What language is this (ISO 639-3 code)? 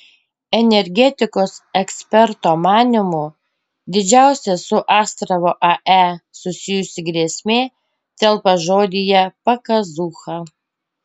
lit